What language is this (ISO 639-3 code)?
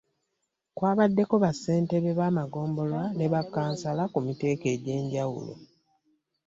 lug